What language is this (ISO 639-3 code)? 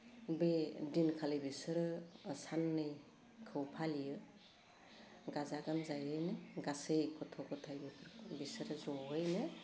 brx